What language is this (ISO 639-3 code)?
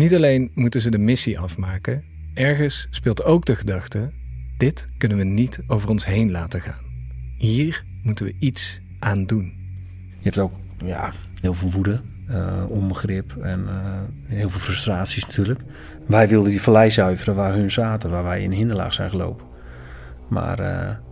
nld